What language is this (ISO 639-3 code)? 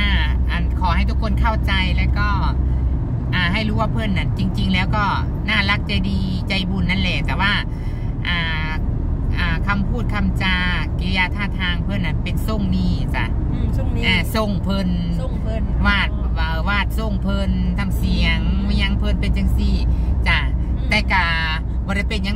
tha